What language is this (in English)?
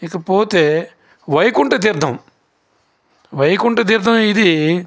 Telugu